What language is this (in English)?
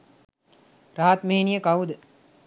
Sinhala